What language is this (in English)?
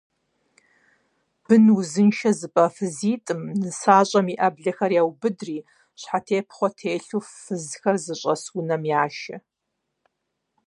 Kabardian